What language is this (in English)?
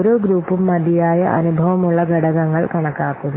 Malayalam